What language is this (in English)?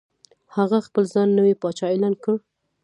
Pashto